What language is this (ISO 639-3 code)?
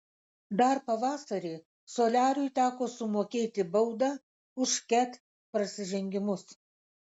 lit